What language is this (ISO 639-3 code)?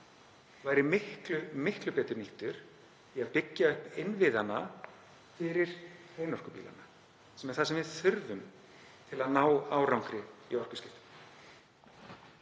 isl